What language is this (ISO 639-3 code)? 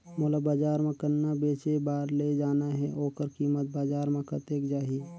hne